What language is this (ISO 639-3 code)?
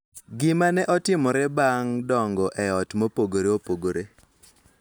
luo